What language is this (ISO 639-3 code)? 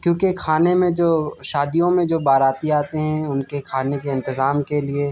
urd